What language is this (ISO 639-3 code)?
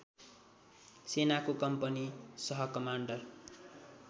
nep